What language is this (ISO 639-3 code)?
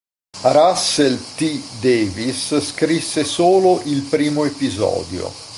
ita